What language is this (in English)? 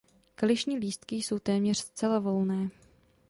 Czech